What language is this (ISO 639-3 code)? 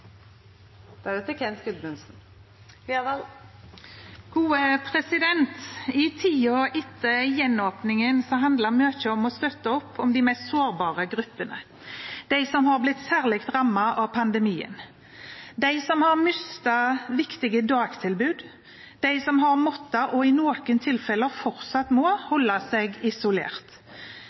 nor